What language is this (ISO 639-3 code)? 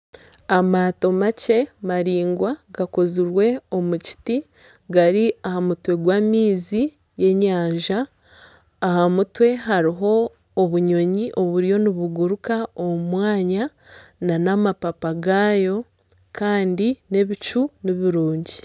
nyn